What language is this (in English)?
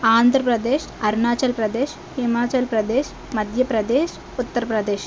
Telugu